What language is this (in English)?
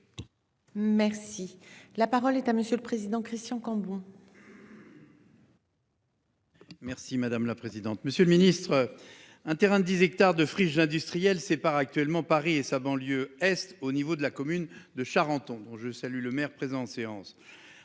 French